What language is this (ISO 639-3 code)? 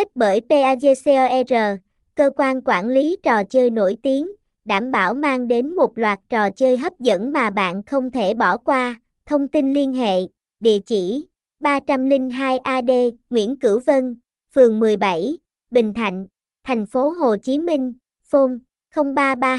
vie